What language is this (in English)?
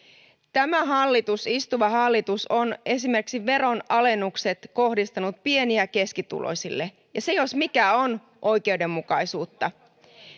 Finnish